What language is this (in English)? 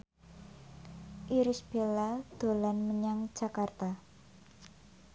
Javanese